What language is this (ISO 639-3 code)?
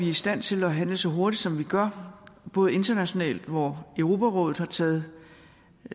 dan